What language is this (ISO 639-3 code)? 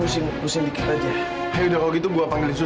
ind